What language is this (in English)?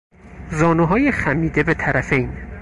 Persian